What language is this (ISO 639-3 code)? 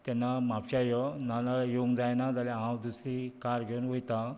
kok